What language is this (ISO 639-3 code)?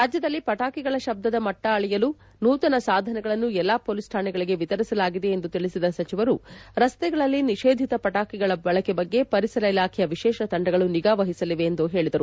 kan